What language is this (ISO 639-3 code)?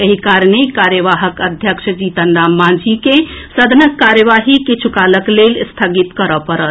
mai